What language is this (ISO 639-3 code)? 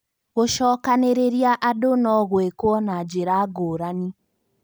kik